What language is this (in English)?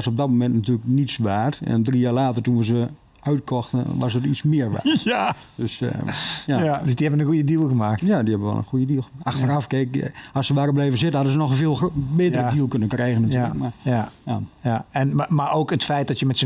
Dutch